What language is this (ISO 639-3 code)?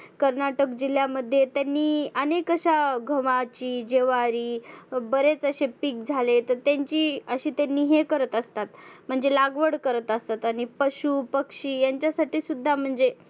mar